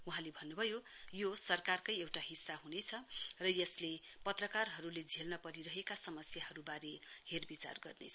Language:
Nepali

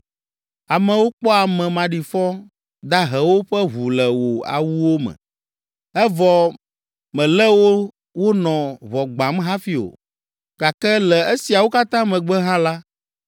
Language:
Ewe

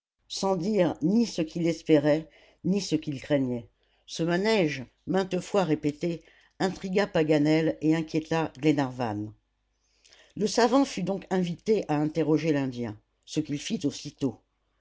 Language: French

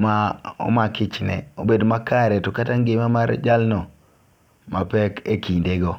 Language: Luo (Kenya and Tanzania)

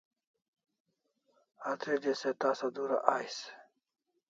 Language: Kalasha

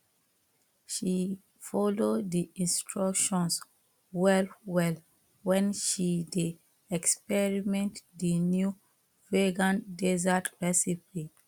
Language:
Nigerian Pidgin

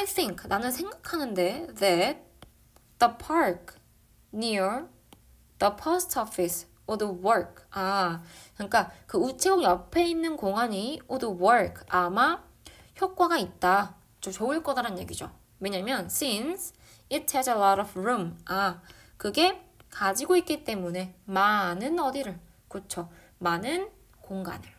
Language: Korean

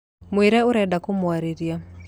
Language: Kikuyu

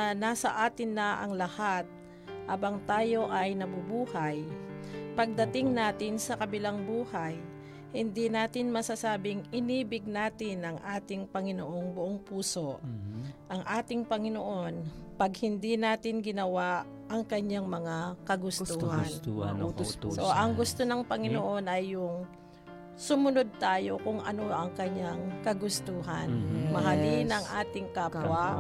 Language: Filipino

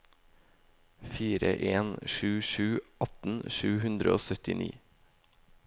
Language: Norwegian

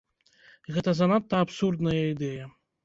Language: Belarusian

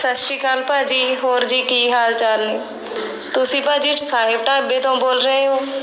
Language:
Punjabi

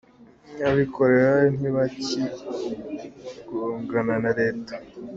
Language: Kinyarwanda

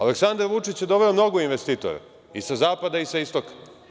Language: Serbian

